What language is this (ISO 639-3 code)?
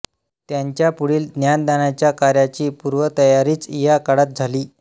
mar